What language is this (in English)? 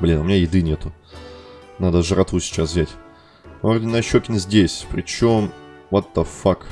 Russian